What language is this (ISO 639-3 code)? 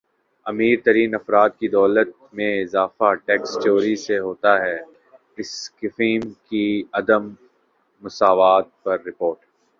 urd